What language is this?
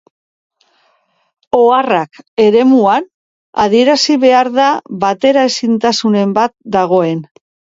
Basque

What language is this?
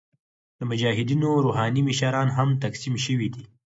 Pashto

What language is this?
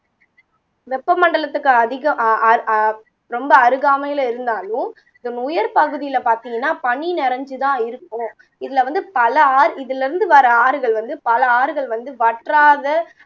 Tamil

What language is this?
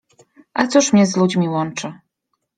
Polish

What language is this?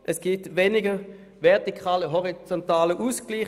Swiss German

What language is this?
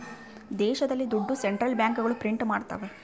Kannada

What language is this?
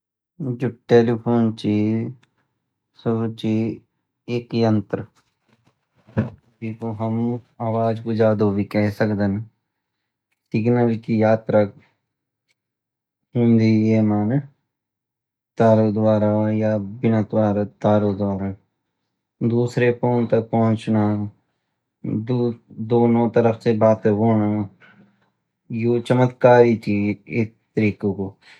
Garhwali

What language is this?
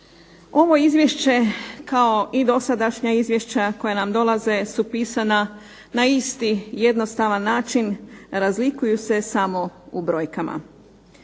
Croatian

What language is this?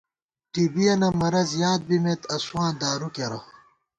Gawar-Bati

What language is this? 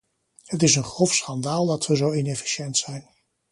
Dutch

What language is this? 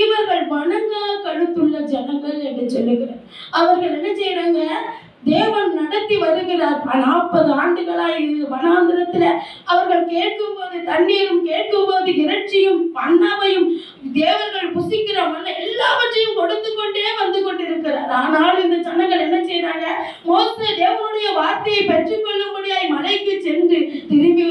Tamil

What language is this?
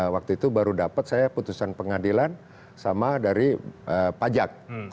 Indonesian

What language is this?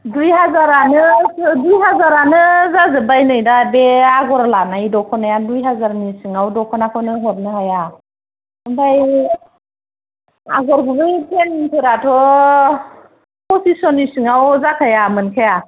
Bodo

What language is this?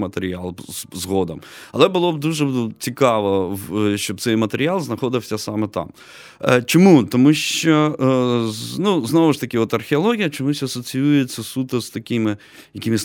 Ukrainian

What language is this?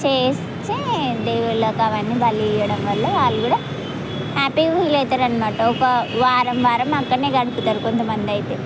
Telugu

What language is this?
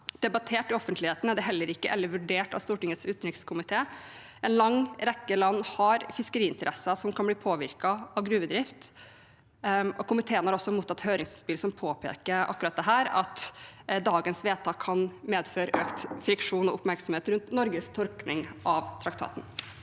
Norwegian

